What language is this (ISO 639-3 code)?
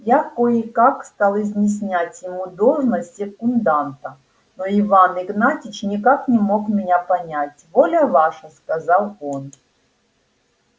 rus